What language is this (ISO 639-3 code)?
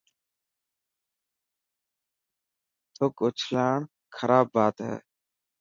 mki